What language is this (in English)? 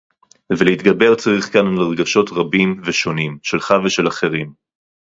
Hebrew